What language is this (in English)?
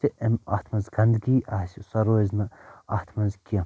Kashmiri